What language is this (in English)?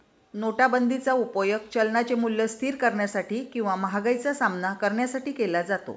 Marathi